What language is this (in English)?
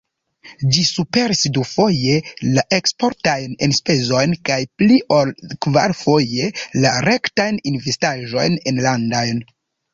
Esperanto